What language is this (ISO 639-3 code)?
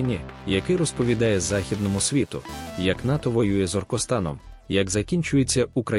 ukr